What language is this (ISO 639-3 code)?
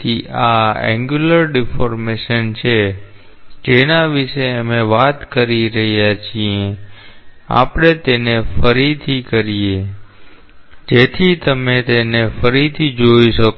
guj